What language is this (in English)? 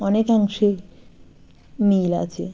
Bangla